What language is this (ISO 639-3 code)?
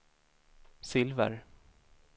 swe